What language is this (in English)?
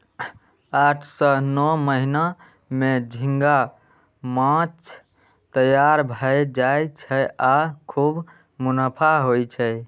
Maithili